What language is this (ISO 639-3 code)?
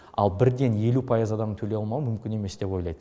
kaz